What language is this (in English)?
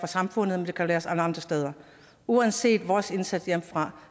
Danish